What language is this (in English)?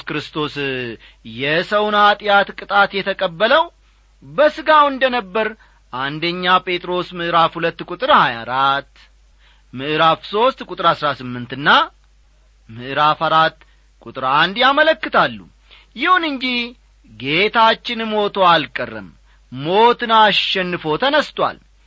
Amharic